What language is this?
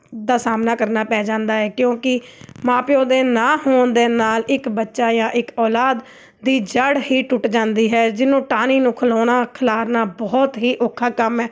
Punjabi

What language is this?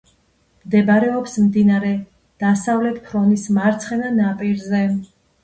Georgian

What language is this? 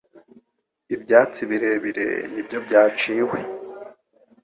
Kinyarwanda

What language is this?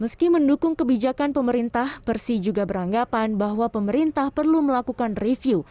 Indonesian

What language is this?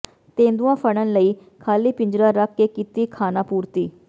Punjabi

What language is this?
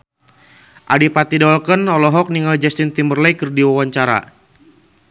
Sundanese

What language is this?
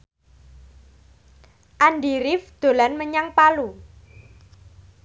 Javanese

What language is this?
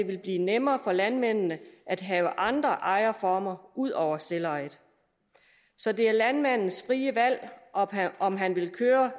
Danish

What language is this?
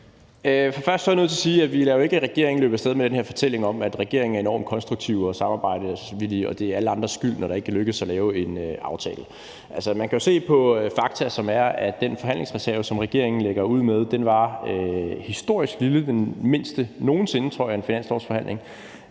Danish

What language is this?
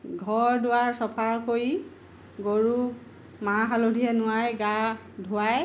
Assamese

